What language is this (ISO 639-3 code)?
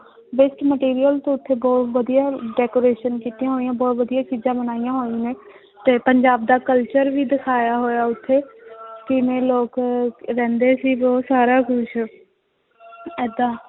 pan